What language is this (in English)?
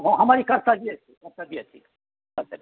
Maithili